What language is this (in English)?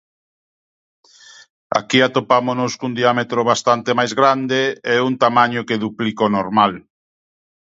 Galician